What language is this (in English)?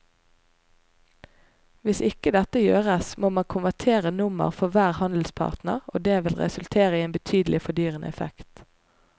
Norwegian